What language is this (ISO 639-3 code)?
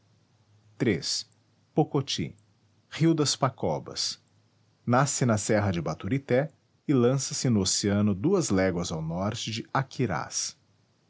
por